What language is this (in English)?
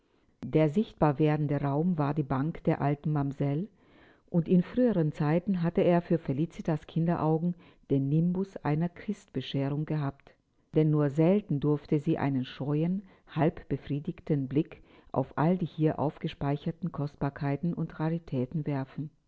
German